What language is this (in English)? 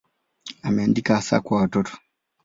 Swahili